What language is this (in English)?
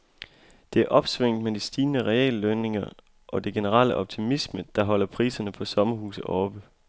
Danish